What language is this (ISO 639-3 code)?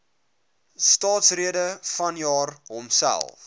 afr